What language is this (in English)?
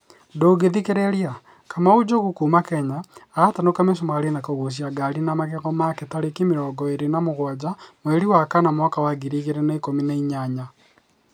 Kikuyu